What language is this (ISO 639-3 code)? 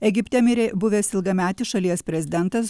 lit